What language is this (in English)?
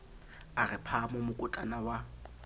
Southern Sotho